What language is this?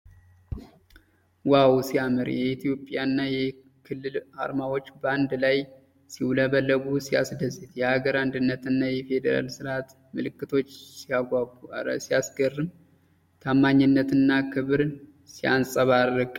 Amharic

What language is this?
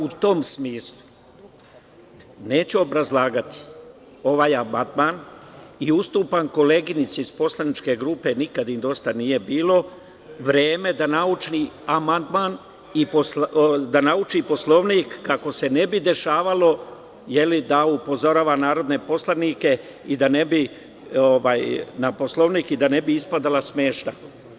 Serbian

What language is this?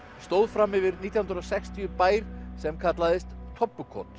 Icelandic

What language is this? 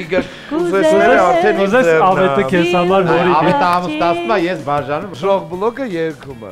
Romanian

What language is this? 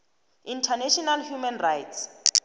South Ndebele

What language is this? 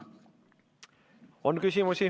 Estonian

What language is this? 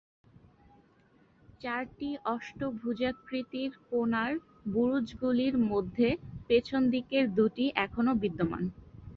Bangla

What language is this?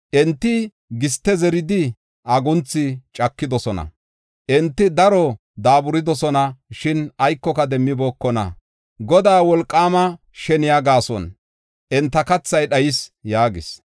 Gofa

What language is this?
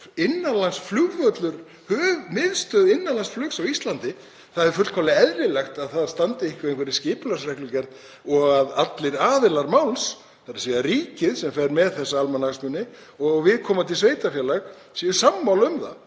Icelandic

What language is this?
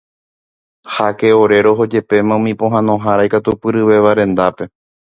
Guarani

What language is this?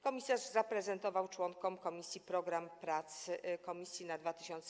Polish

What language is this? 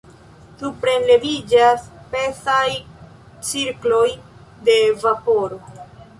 Esperanto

